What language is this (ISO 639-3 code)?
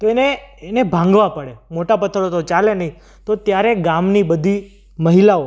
guj